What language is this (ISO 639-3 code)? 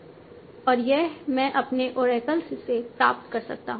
hin